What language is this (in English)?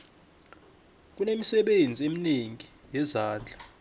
South Ndebele